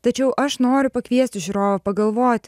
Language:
Lithuanian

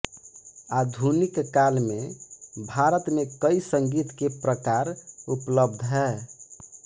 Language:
Hindi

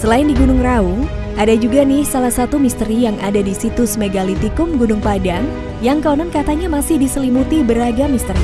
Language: Indonesian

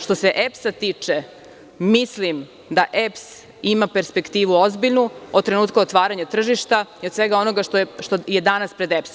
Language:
Serbian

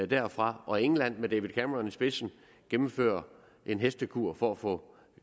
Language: Danish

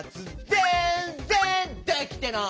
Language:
Japanese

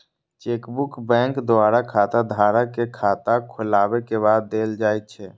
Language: Maithili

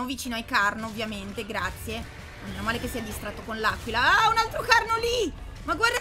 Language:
Italian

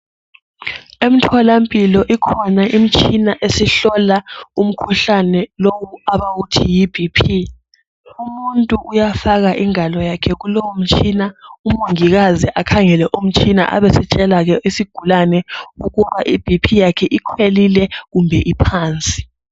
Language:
North Ndebele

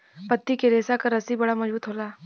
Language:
Bhojpuri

